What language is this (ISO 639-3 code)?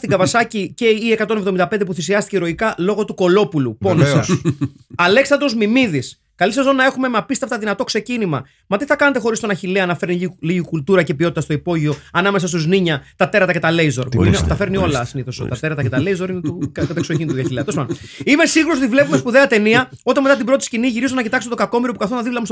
ell